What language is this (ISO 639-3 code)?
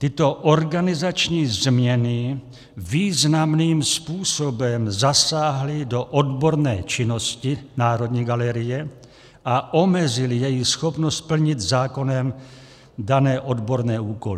ces